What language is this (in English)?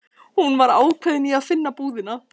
Icelandic